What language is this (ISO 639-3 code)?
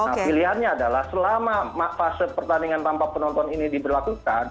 ind